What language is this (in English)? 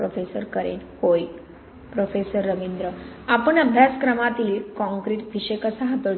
Marathi